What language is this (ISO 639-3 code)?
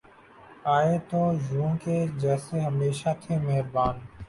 urd